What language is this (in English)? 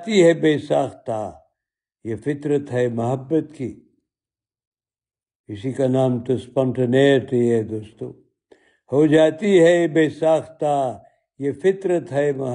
Urdu